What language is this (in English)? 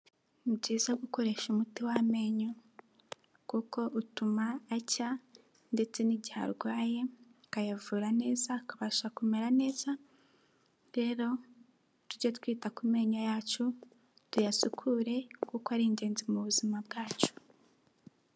Kinyarwanda